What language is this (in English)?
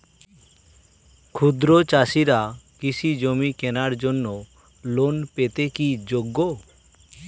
Bangla